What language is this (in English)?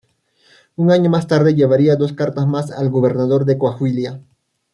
Spanish